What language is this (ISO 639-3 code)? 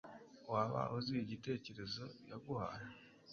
kin